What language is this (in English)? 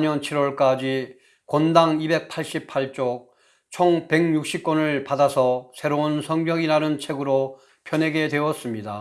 Korean